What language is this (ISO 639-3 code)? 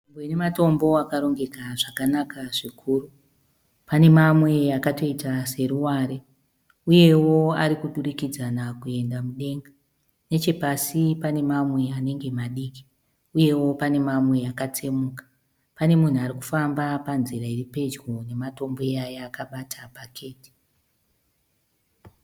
sna